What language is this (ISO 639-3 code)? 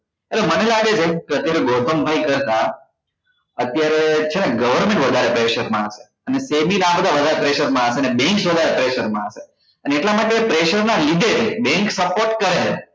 guj